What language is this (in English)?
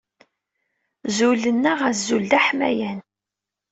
Kabyle